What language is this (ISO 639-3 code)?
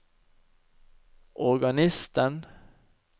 nor